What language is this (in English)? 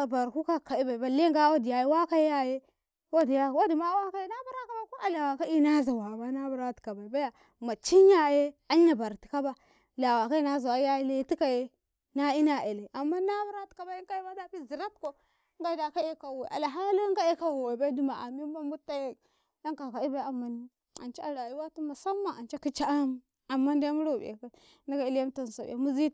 Karekare